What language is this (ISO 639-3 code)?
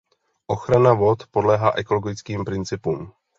ces